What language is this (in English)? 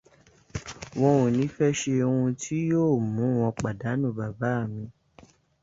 Yoruba